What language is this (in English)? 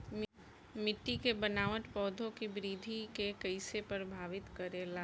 Bhojpuri